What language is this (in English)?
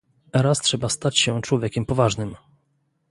Polish